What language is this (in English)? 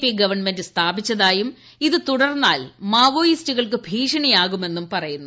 Malayalam